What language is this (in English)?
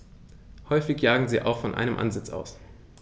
German